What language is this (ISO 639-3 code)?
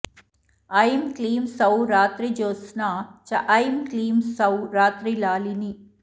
san